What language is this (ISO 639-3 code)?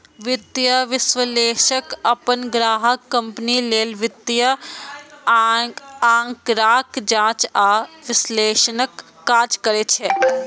mai